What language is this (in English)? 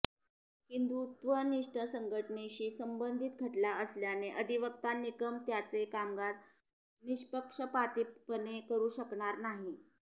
Marathi